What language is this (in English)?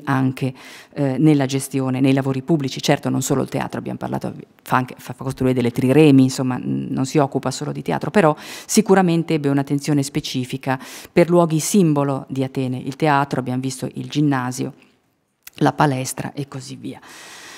Italian